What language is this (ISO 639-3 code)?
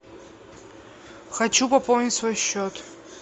rus